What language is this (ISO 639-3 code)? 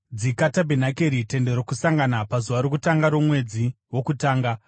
sna